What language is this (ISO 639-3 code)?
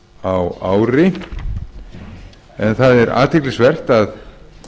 isl